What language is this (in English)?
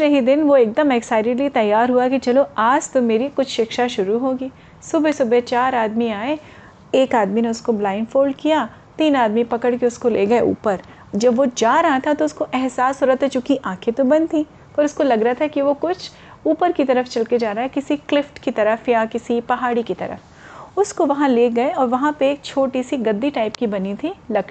Hindi